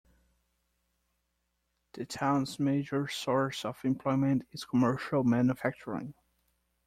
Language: English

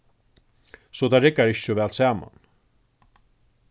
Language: Faroese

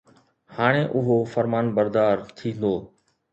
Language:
Sindhi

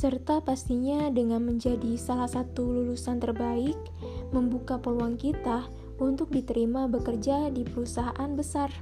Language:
Indonesian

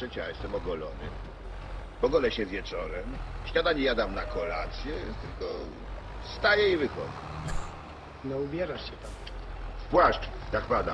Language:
Polish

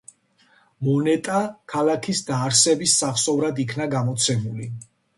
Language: Georgian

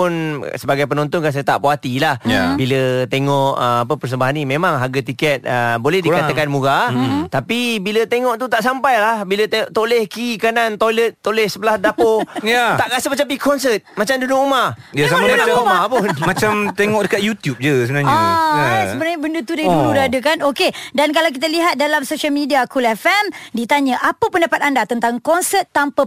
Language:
Malay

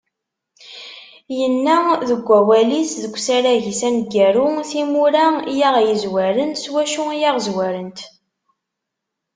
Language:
Kabyle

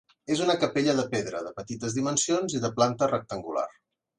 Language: Catalan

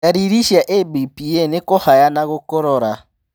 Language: Kikuyu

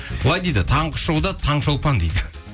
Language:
Kazakh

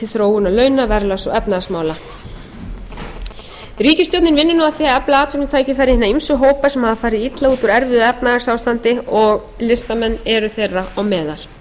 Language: Icelandic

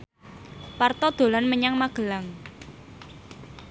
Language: Javanese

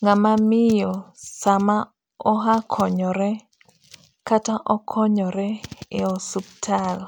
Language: Luo (Kenya and Tanzania)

